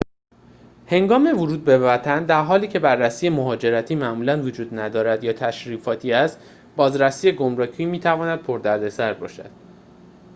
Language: Persian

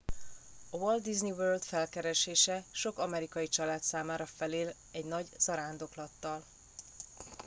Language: Hungarian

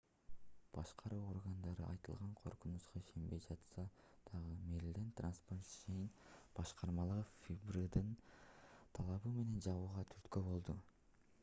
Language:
Kyrgyz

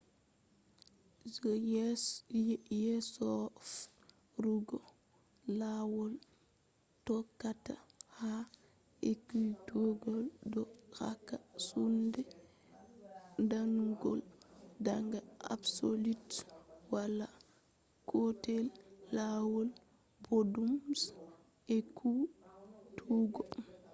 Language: Fula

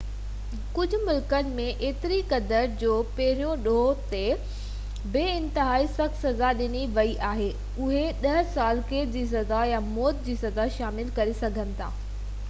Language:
Sindhi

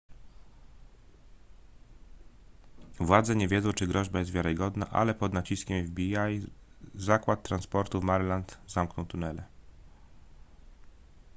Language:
Polish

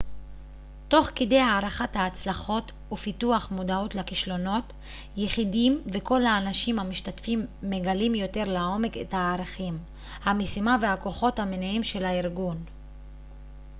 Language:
Hebrew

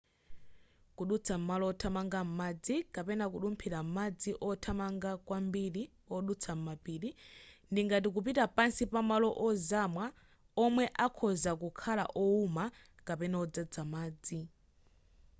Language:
Nyanja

